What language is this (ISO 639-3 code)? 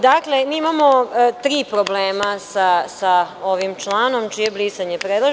srp